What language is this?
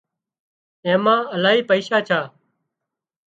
Wadiyara Koli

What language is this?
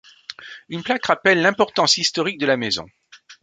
French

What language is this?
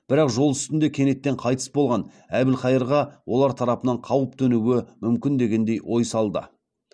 Kazakh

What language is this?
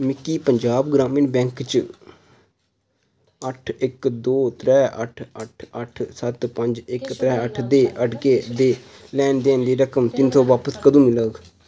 Dogri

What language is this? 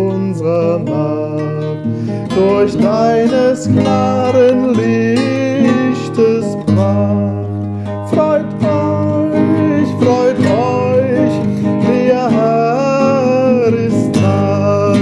German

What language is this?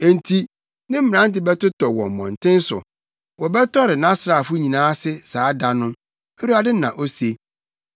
Akan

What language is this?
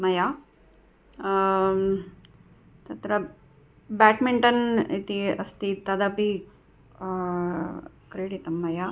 Sanskrit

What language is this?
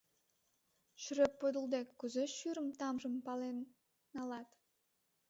Mari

